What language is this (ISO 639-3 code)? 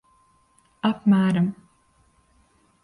lav